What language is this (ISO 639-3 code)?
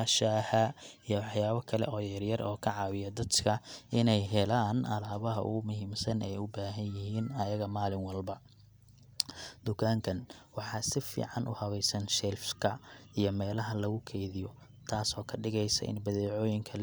som